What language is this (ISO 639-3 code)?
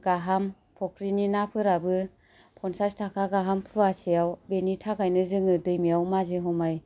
brx